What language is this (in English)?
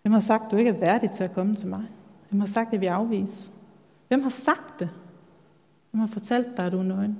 Danish